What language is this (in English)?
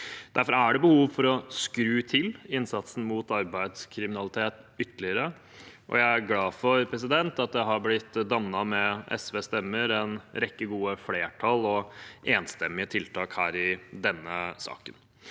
Norwegian